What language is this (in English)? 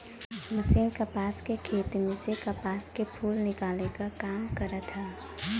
Bhojpuri